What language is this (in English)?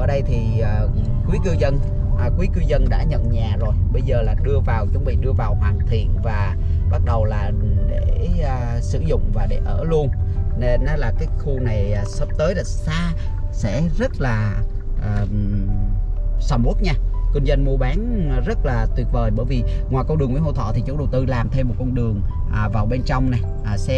Vietnamese